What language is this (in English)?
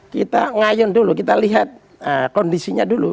Indonesian